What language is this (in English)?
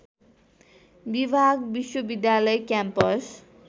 Nepali